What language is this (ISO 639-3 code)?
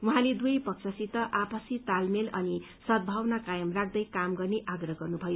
nep